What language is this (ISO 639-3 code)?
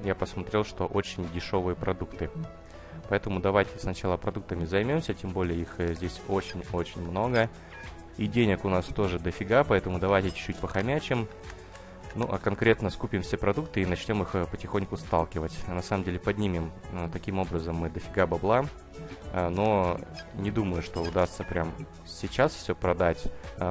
rus